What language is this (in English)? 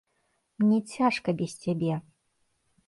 Belarusian